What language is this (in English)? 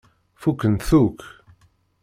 Kabyle